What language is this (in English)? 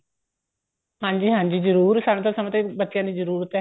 Punjabi